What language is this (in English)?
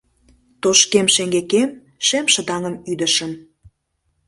Mari